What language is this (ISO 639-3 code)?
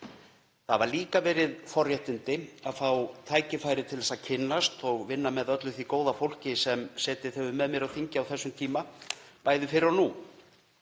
isl